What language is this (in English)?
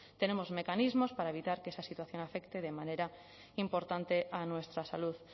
Spanish